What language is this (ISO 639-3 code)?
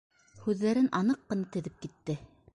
bak